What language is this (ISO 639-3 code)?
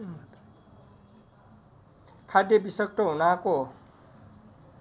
nep